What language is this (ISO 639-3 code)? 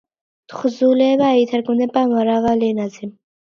kat